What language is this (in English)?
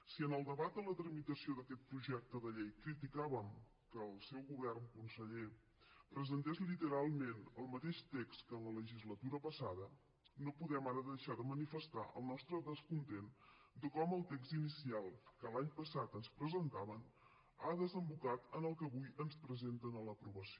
Catalan